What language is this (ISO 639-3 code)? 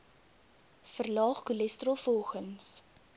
afr